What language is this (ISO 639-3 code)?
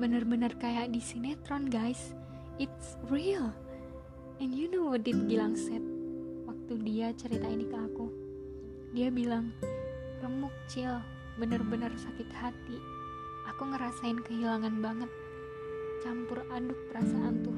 ind